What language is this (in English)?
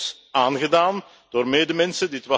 Dutch